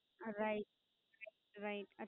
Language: Gujarati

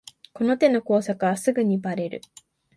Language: Japanese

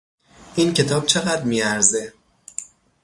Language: Persian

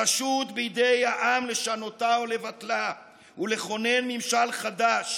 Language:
Hebrew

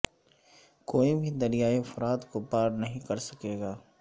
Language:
Urdu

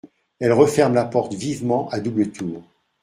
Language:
French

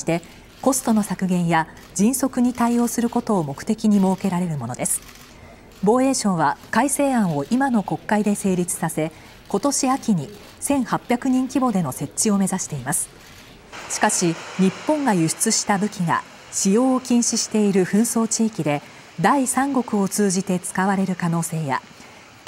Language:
Japanese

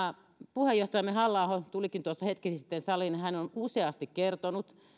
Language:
Finnish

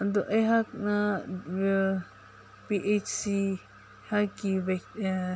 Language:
Manipuri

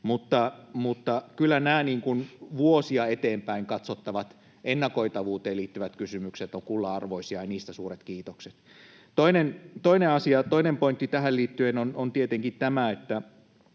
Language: Finnish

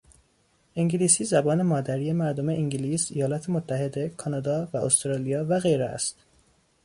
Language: Persian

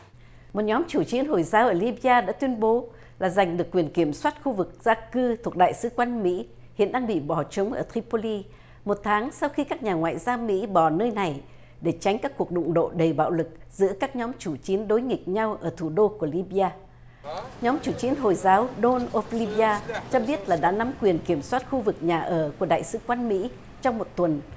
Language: Vietnamese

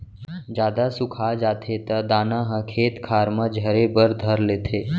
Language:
Chhattisgarhi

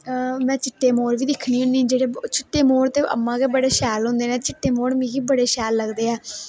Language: Dogri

